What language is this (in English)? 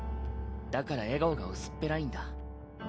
Japanese